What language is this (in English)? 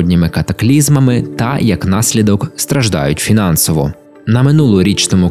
Ukrainian